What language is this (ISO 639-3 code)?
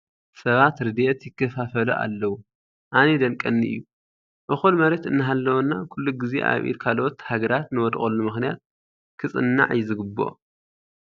tir